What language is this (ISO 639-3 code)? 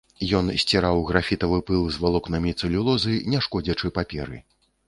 bel